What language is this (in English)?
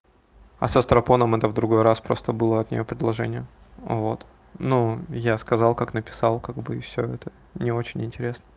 Russian